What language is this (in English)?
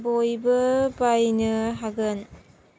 Bodo